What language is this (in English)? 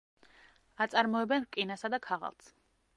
Georgian